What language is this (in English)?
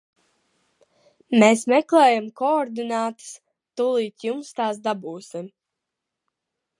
Latvian